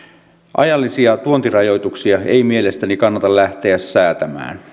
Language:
Finnish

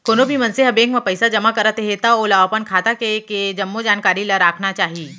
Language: Chhattisgarhi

